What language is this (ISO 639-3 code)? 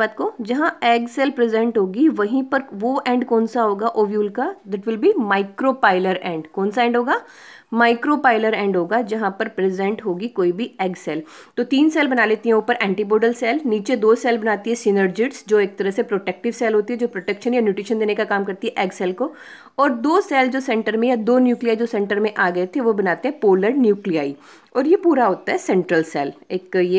hin